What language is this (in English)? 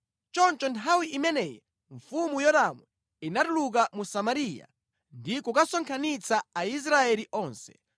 Nyanja